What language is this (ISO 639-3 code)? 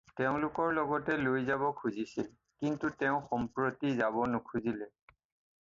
asm